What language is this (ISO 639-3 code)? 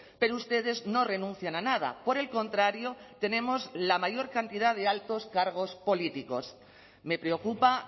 spa